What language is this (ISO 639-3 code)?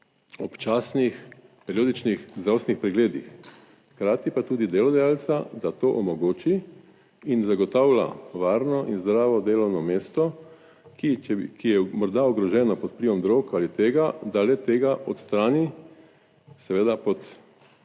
slv